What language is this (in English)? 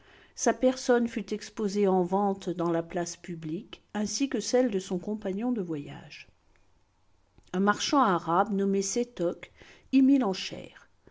French